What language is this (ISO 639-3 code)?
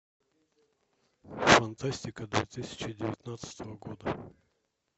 rus